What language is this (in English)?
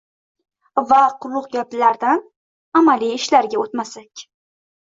Uzbek